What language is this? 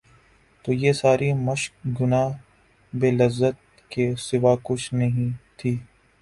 Urdu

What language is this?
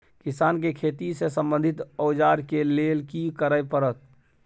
Maithili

